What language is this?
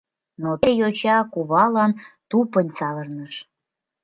Mari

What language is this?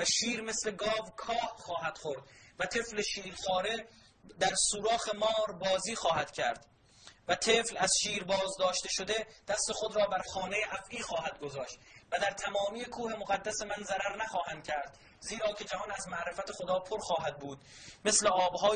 Persian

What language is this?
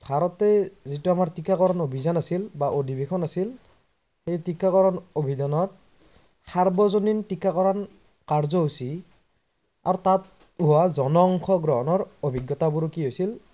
Assamese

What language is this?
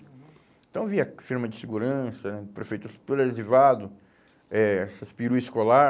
Portuguese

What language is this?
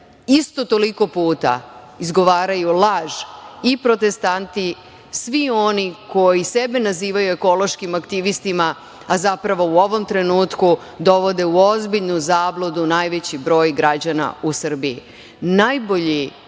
Serbian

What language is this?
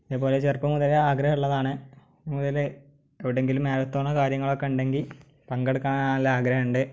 Malayalam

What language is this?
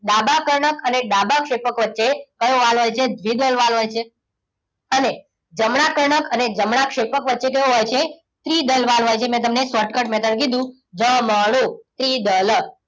Gujarati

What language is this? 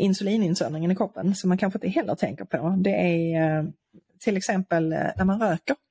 Swedish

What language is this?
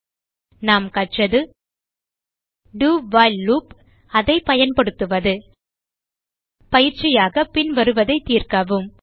Tamil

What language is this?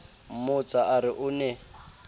Southern Sotho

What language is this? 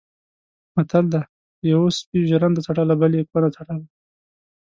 Pashto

